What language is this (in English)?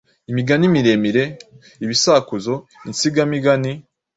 Kinyarwanda